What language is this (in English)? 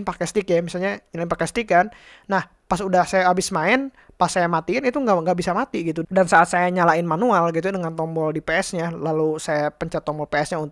Indonesian